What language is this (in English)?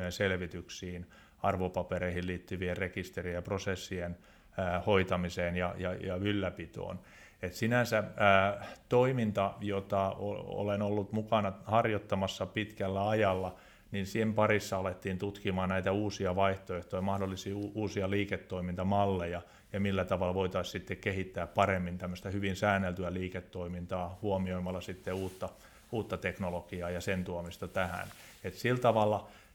Finnish